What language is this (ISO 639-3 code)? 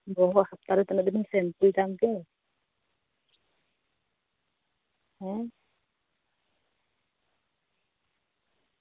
sat